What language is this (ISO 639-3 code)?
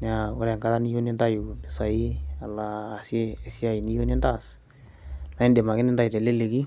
mas